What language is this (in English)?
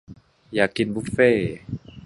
Thai